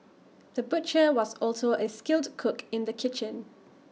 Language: English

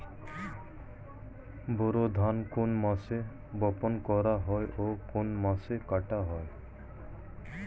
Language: Bangla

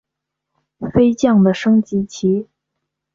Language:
Chinese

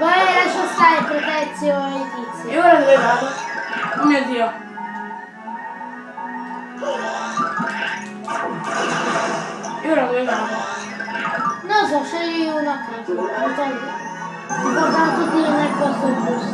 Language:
Italian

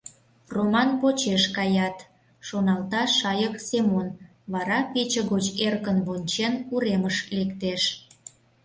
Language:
Mari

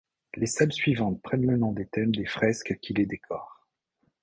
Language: French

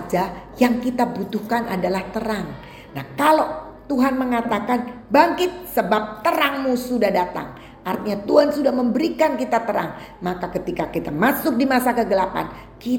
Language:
Indonesian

